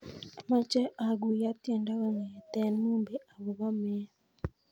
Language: Kalenjin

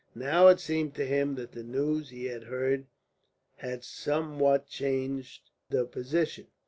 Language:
English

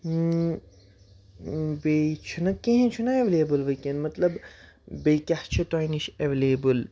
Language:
Kashmiri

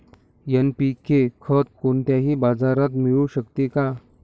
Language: Marathi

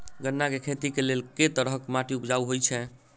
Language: Maithili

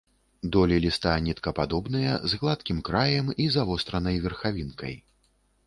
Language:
Belarusian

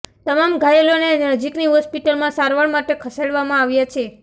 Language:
Gujarati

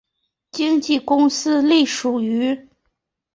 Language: Chinese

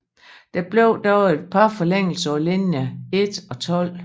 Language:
Danish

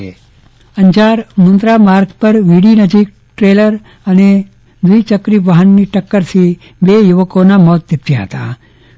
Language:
Gujarati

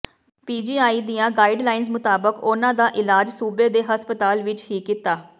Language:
Punjabi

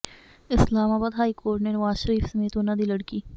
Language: Punjabi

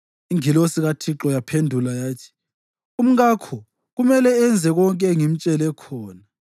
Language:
North Ndebele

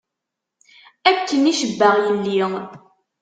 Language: Kabyle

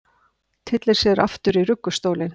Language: Icelandic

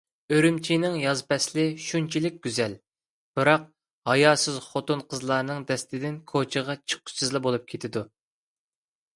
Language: Uyghur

